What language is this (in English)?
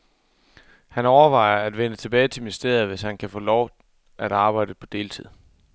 Danish